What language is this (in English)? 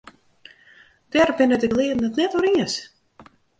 Western Frisian